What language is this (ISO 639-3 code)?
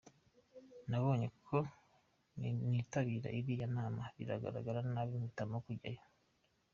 kin